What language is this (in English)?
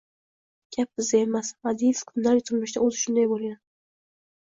Uzbek